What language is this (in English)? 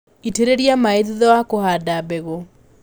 Kikuyu